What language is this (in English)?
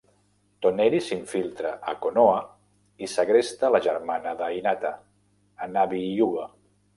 Catalan